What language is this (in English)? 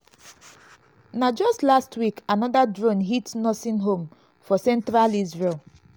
Nigerian Pidgin